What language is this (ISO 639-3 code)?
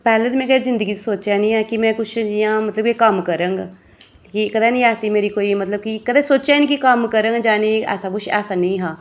doi